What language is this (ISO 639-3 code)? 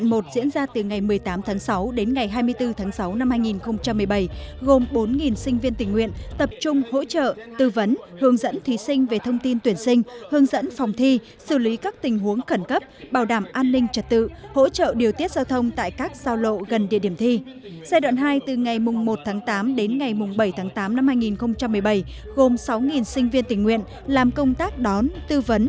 vie